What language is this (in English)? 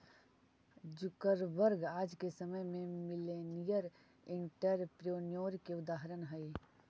Magahi